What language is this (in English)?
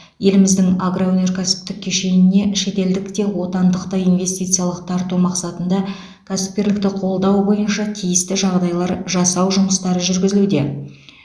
Kazakh